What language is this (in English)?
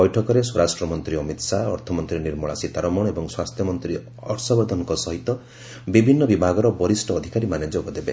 Odia